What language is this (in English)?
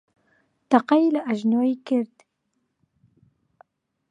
Central Kurdish